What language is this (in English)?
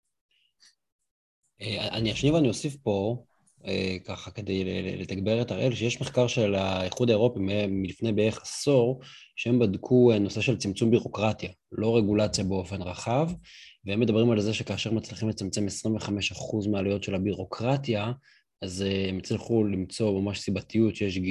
Hebrew